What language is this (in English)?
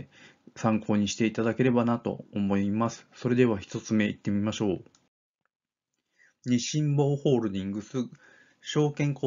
Japanese